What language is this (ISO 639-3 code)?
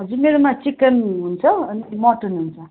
nep